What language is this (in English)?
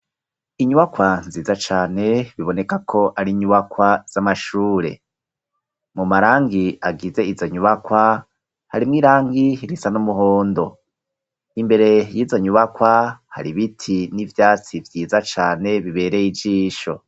Rundi